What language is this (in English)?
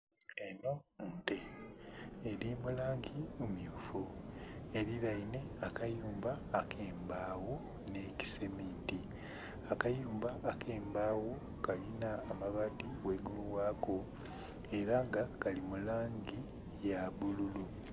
Soga